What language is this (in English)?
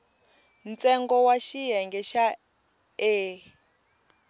Tsonga